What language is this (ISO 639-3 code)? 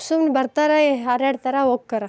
kan